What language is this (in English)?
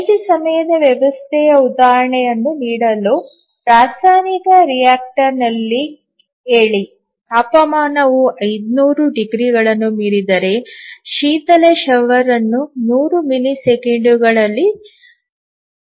Kannada